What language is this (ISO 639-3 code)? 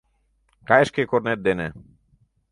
chm